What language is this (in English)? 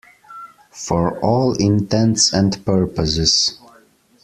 English